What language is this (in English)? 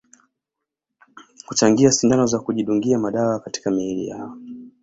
Swahili